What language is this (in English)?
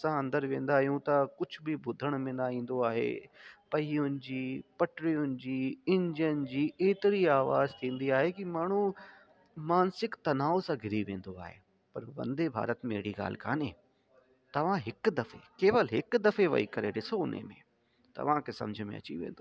Sindhi